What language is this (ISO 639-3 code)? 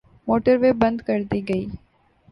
urd